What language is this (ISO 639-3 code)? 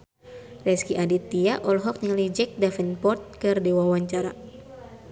sun